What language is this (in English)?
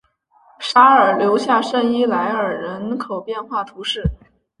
Chinese